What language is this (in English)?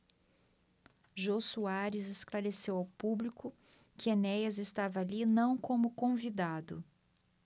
Portuguese